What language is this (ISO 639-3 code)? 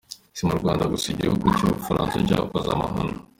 kin